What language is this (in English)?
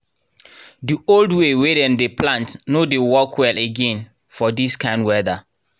Nigerian Pidgin